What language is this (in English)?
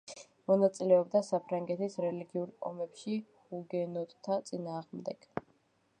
Georgian